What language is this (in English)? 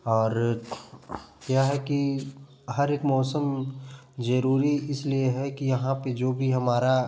Hindi